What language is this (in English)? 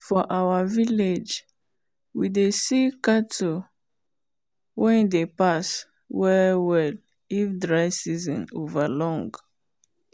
Nigerian Pidgin